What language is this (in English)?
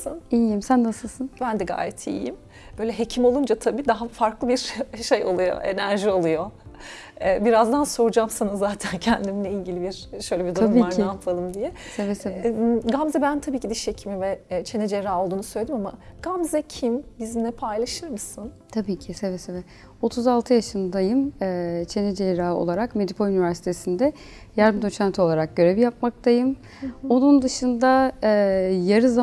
Turkish